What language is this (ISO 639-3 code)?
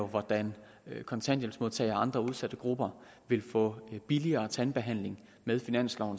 dan